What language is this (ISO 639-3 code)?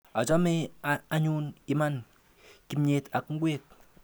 kln